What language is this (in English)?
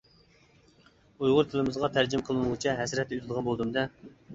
Uyghur